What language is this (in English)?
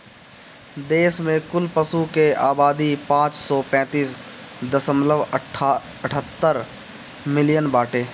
Bhojpuri